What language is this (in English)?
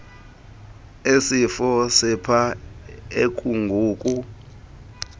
Xhosa